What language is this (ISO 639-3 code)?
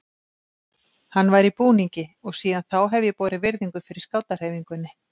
isl